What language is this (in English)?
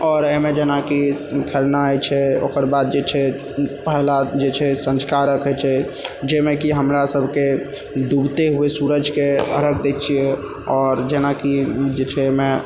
Maithili